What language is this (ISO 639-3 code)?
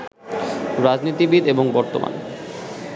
ben